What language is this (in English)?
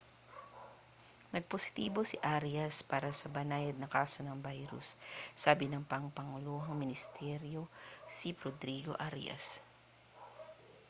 Filipino